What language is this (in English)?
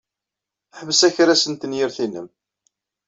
Kabyle